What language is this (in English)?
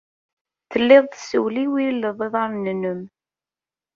Kabyle